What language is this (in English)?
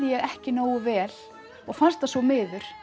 Icelandic